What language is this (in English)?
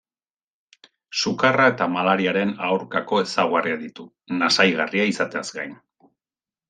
Basque